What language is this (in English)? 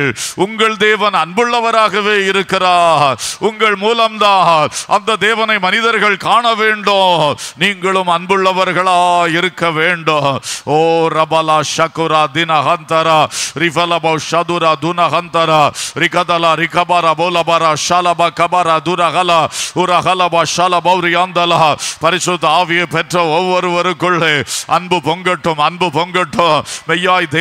Romanian